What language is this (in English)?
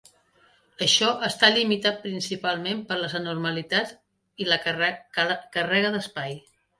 Catalan